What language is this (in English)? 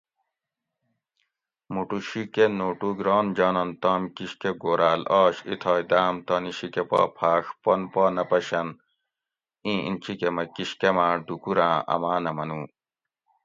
Gawri